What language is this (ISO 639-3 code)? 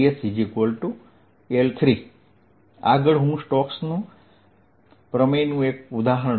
guj